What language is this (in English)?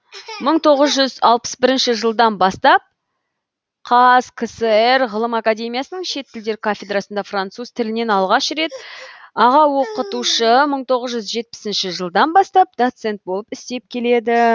Kazakh